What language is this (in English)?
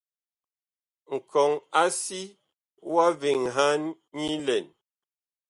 Bakoko